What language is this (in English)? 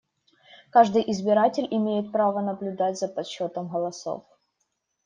Russian